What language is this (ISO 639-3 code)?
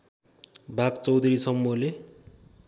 nep